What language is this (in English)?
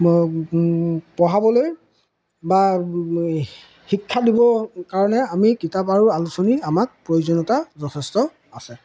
Assamese